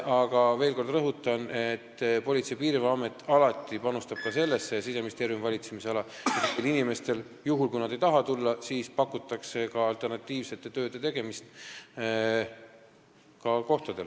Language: Estonian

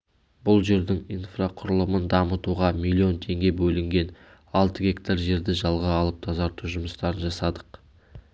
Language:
Kazakh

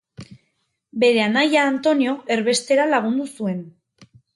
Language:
Basque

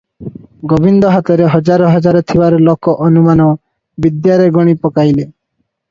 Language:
Odia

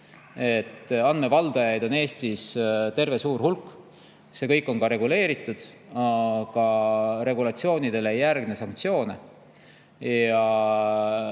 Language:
Estonian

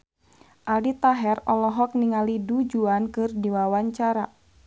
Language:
Sundanese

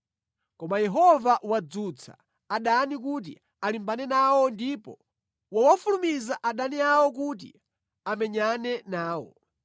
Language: Nyanja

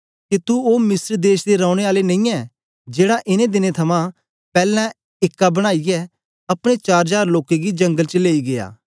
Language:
Dogri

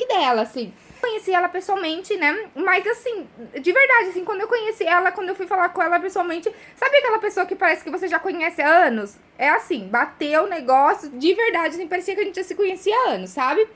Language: Portuguese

